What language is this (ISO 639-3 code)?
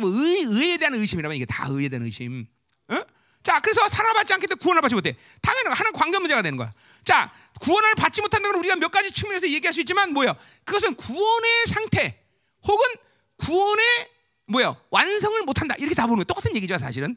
kor